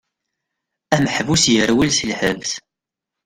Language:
Kabyle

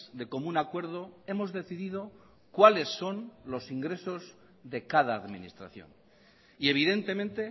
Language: Spanish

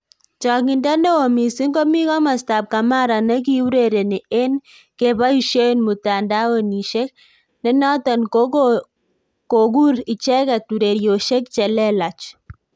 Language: Kalenjin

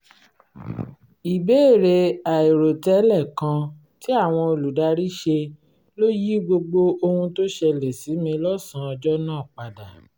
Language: Yoruba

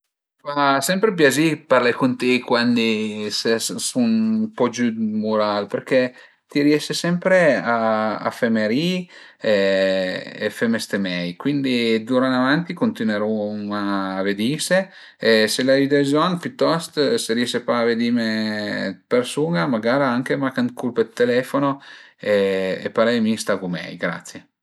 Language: Piedmontese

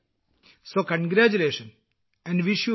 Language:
Malayalam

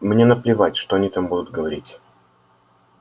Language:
Russian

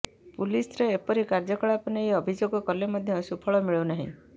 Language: Odia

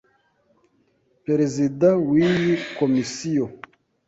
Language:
Kinyarwanda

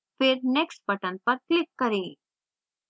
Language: Hindi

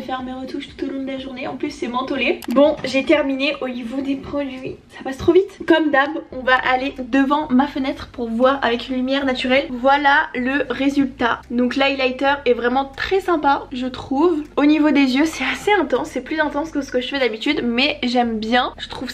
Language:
French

